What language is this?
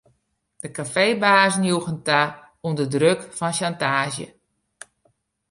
Western Frisian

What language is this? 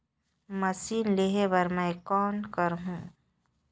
Chhattisgarhi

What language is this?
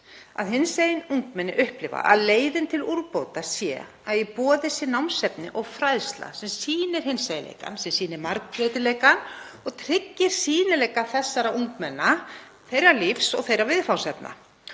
Icelandic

